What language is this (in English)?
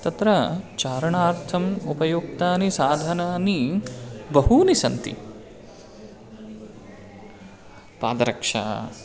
Sanskrit